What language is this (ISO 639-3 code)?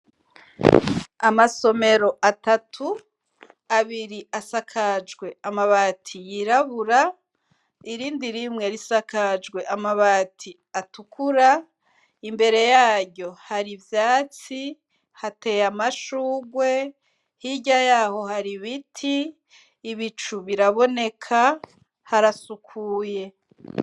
run